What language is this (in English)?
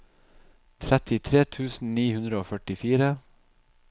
Norwegian